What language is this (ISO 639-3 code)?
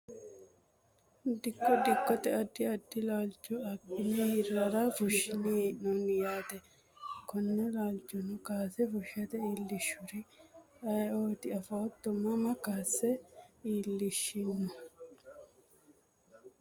sid